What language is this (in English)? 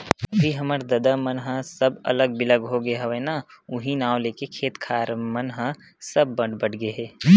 Chhattisgarhi